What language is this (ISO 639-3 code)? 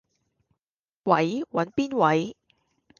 yue